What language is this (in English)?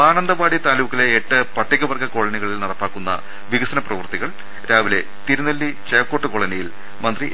Malayalam